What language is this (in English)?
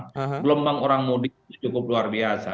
Indonesian